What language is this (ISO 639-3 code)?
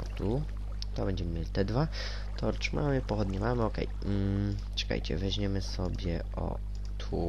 pol